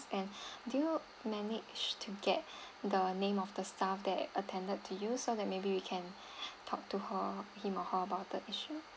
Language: English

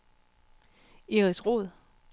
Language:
Danish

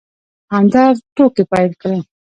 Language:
Pashto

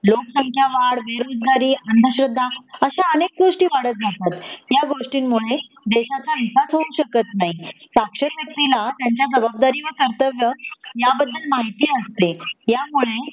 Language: Marathi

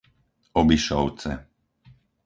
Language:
Slovak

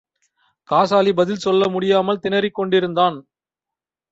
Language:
Tamil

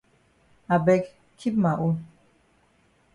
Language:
Cameroon Pidgin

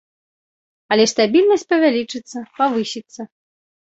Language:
Belarusian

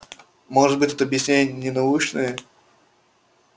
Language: Russian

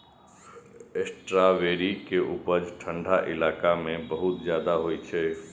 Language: Maithili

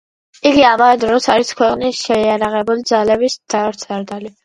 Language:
Georgian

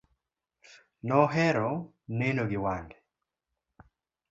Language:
Luo (Kenya and Tanzania)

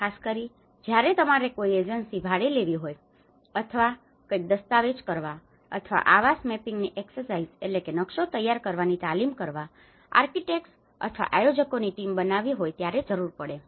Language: Gujarati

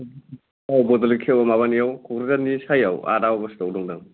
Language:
Bodo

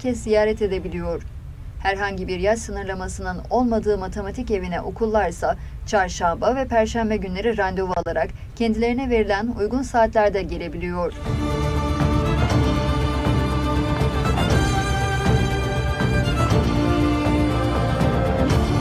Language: Turkish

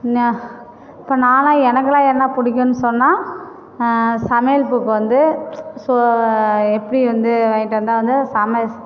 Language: Tamil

